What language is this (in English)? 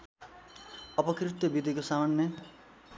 Nepali